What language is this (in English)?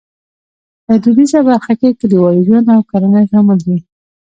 Pashto